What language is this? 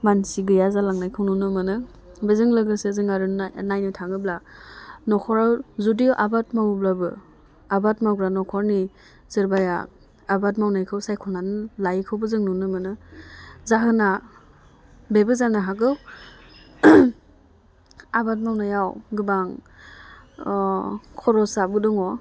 Bodo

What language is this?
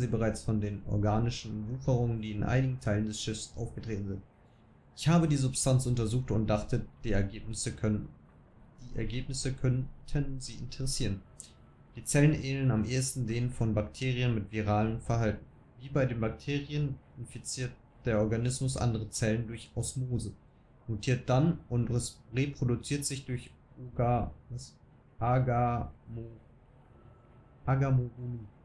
German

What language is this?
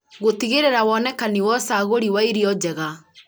Kikuyu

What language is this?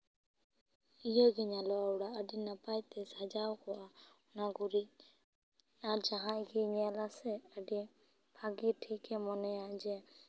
Santali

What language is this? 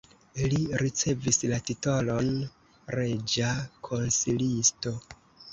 Esperanto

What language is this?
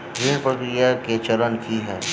Maithili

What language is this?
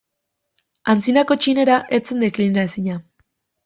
Basque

